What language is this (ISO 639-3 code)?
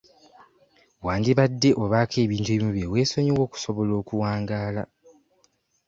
lug